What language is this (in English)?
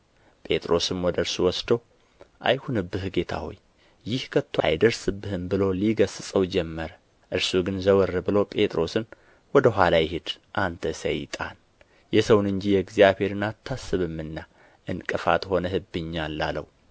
Amharic